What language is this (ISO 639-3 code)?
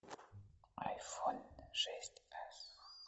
rus